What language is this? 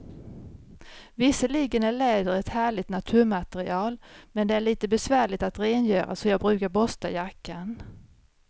Swedish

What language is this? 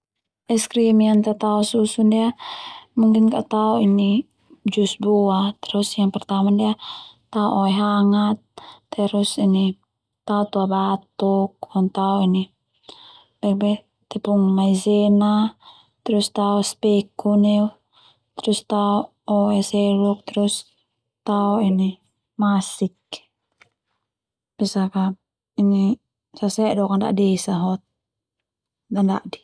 Termanu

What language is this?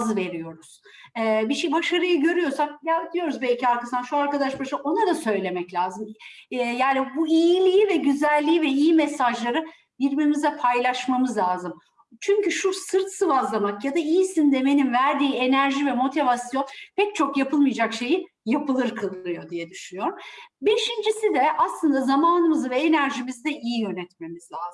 Turkish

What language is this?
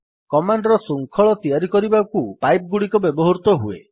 Odia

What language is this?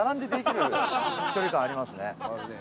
Japanese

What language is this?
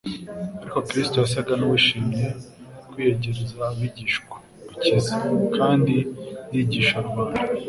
Kinyarwanda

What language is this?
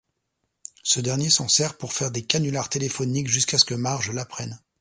French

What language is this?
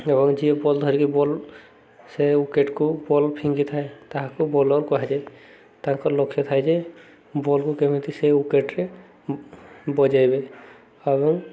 Odia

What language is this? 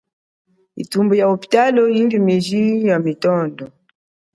Chokwe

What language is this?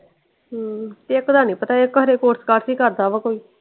Punjabi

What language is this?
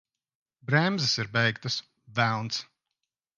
Latvian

